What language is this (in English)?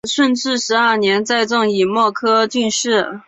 Chinese